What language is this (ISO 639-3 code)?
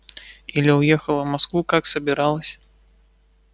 rus